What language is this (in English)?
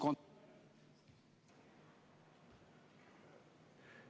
Estonian